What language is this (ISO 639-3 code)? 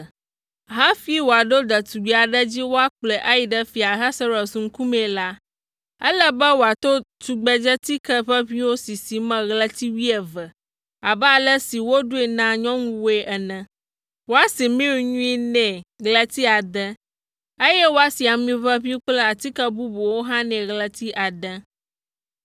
ewe